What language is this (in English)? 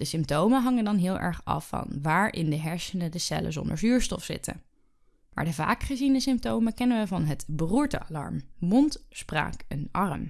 Dutch